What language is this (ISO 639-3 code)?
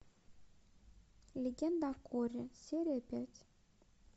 rus